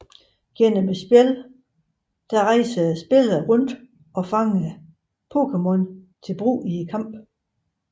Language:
Danish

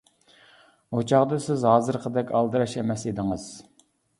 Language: Uyghur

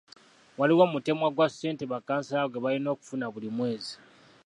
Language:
Ganda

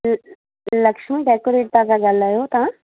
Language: Sindhi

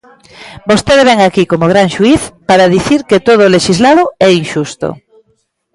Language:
Galician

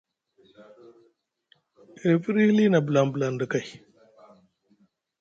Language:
Musgu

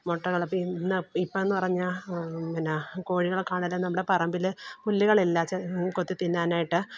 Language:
Malayalam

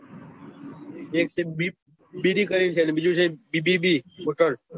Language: Gujarati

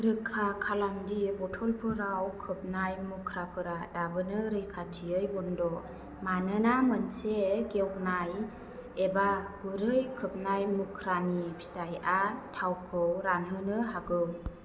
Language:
Bodo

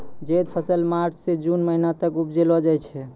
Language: Maithili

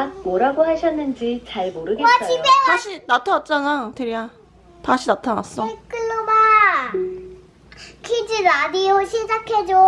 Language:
Korean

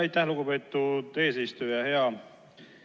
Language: Estonian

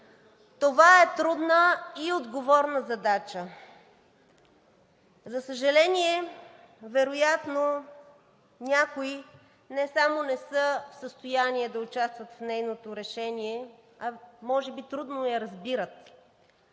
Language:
Bulgarian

